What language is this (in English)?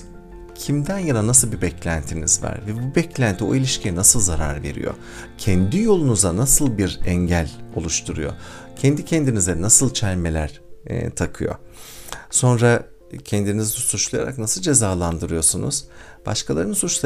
Turkish